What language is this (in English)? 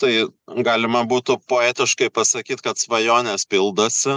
Lithuanian